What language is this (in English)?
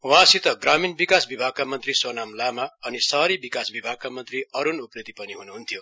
Nepali